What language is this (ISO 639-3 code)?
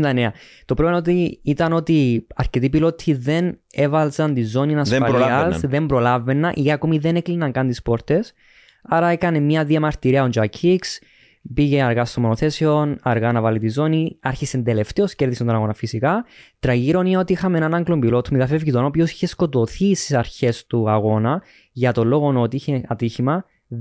ell